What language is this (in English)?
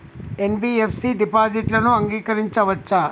Telugu